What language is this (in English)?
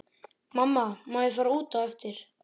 Icelandic